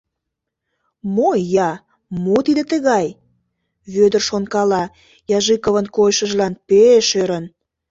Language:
Mari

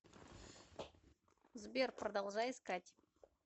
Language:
Russian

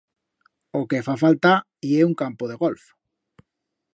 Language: Aragonese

